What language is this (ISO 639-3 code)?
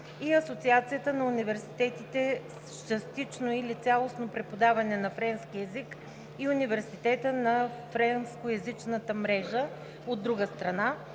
bul